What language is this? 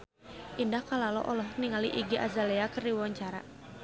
Sundanese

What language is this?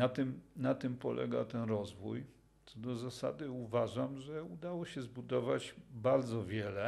Polish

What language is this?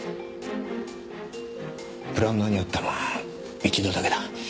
Japanese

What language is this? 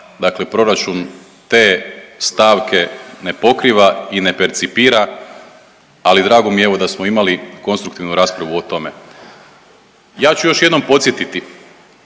Croatian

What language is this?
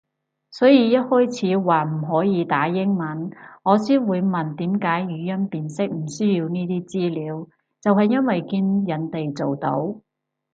Cantonese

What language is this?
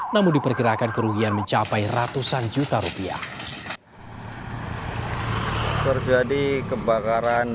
Indonesian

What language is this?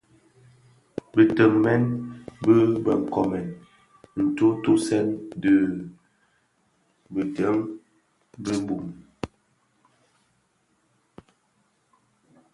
Bafia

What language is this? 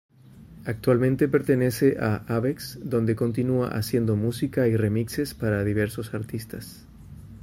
Spanish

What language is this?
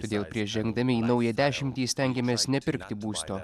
Lithuanian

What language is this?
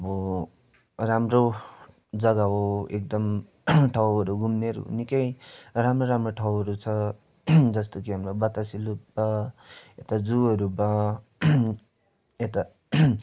Nepali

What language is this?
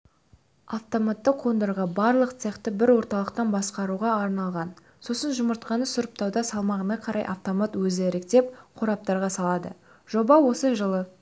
Kazakh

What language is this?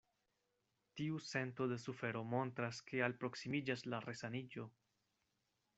Esperanto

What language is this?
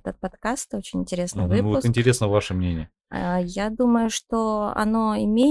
Russian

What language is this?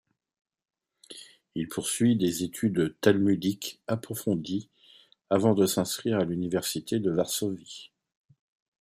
French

